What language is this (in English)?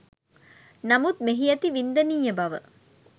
Sinhala